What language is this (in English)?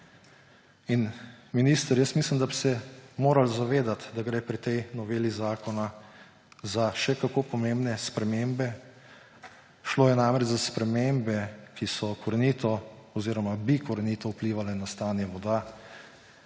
Slovenian